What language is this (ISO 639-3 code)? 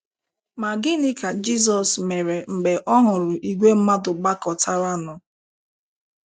ibo